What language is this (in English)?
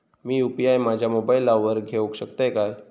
Marathi